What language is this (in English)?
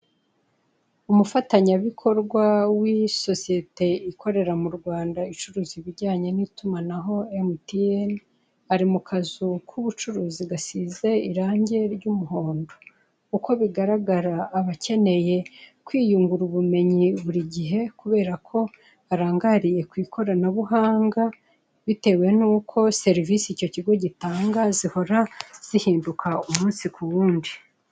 Kinyarwanda